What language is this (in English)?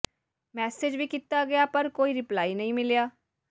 Punjabi